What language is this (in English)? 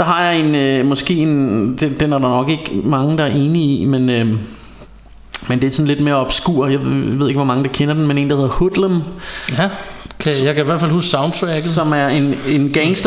Danish